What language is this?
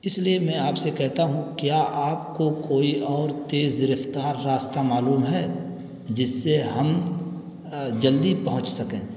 Urdu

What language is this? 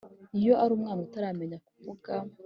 Kinyarwanda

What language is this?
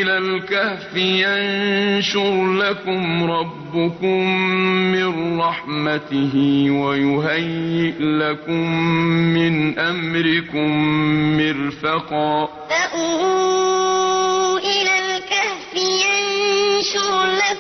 Arabic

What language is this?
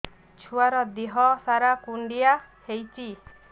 Odia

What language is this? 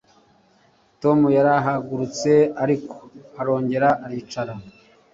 Kinyarwanda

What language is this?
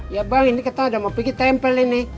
Indonesian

